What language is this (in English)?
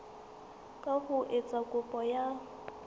Southern Sotho